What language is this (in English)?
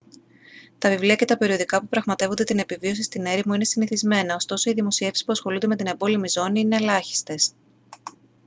Greek